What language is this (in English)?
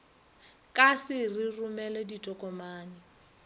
Northern Sotho